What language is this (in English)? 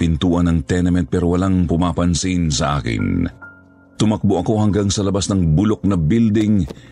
Filipino